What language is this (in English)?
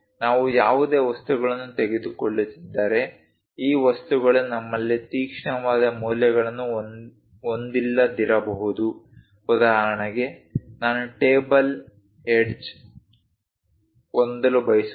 Kannada